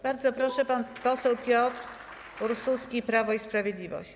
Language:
Polish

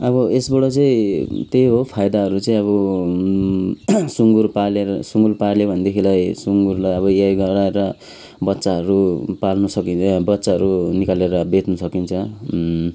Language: Nepali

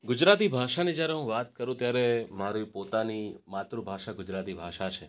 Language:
Gujarati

